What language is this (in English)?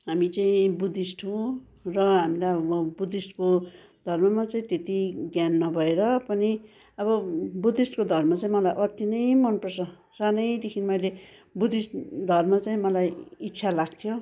Nepali